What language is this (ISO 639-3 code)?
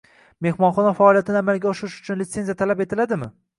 uzb